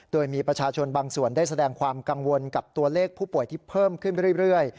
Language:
Thai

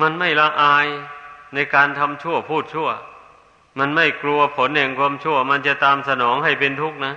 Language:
Thai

